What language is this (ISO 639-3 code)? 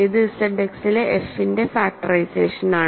mal